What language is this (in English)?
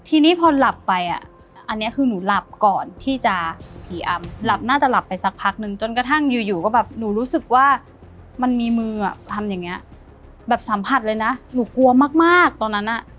Thai